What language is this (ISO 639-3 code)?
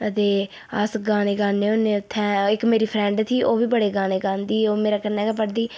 doi